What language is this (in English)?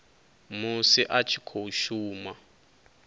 Venda